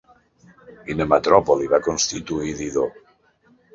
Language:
Catalan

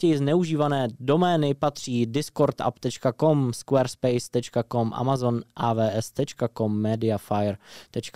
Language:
Czech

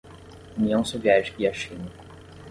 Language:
Portuguese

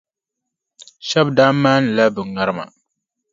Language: Dagbani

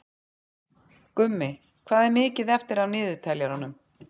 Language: Icelandic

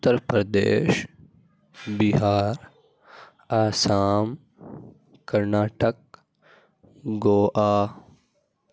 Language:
Urdu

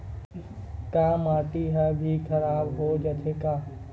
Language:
Chhattisgarhi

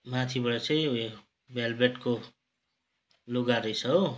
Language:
Nepali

